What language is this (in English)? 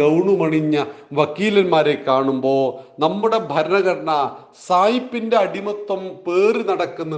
Malayalam